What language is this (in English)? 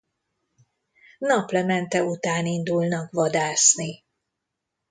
Hungarian